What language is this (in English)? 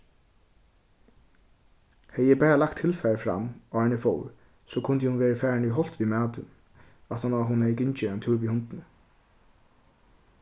Faroese